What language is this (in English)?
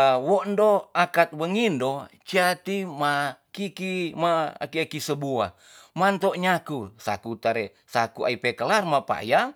Tonsea